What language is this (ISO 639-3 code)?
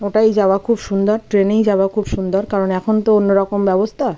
ben